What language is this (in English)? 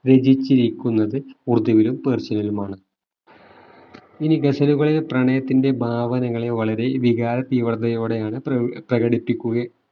Malayalam